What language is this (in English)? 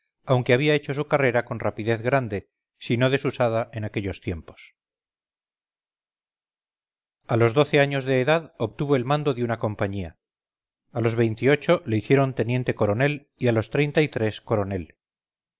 Spanish